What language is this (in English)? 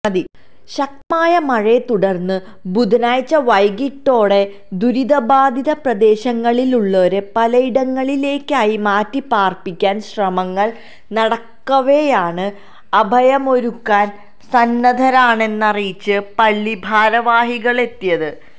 Malayalam